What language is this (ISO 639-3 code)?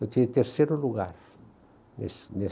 por